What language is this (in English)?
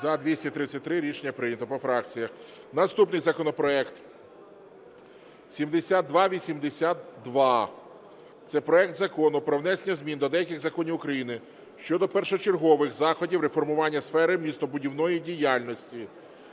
Ukrainian